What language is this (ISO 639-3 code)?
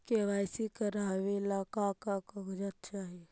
mag